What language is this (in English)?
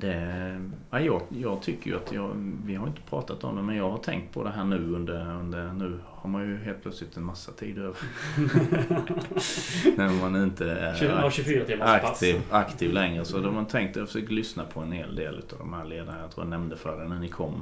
Swedish